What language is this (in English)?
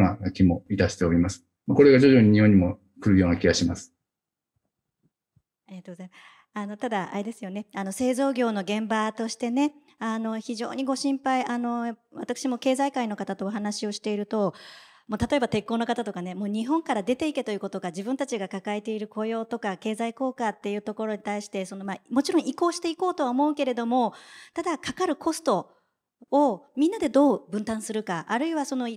Japanese